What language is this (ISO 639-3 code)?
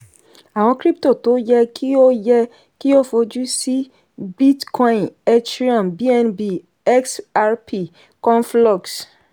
yor